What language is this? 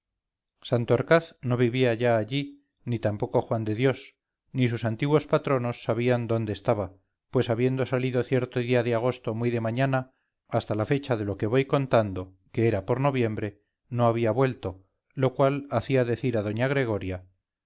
Spanish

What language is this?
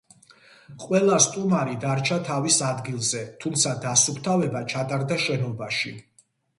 Georgian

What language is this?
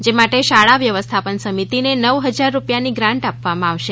Gujarati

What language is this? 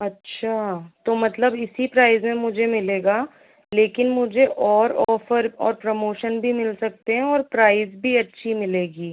Hindi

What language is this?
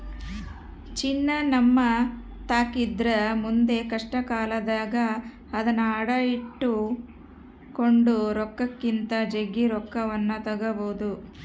Kannada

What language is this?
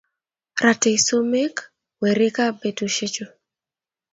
Kalenjin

